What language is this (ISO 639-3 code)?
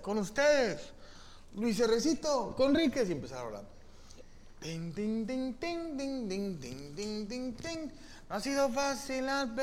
spa